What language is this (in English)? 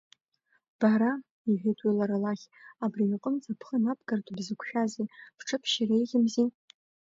Abkhazian